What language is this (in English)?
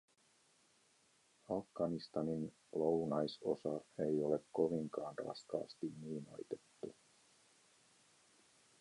Finnish